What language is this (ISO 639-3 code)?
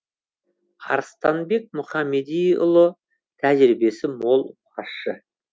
kaz